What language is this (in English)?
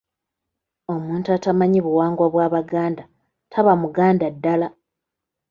Ganda